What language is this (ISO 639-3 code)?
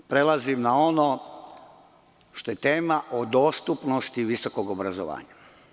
srp